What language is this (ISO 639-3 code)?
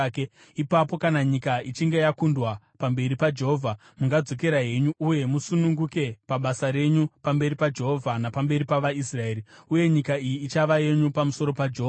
sna